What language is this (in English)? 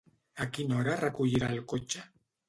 Catalan